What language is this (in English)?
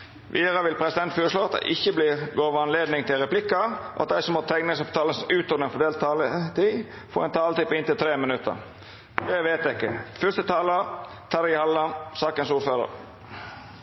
Norwegian Nynorsk